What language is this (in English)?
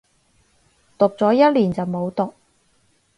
Cantonese